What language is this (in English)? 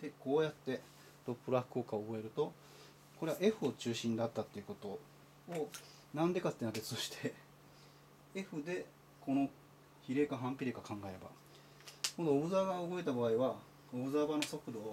Japanese